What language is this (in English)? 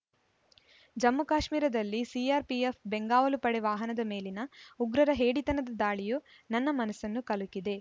Kannada